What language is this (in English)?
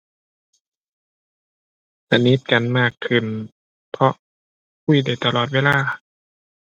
Thai